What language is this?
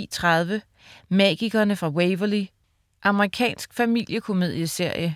Danish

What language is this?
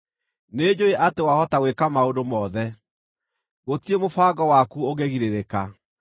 Kikuyu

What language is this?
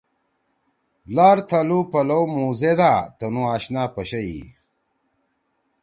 Torwali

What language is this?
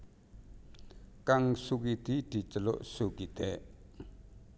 Javanese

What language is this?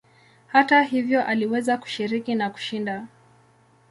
Swahili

